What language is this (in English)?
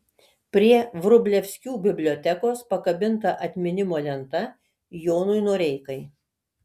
Lithuanian